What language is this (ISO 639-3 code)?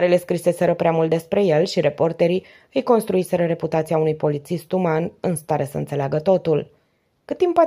ron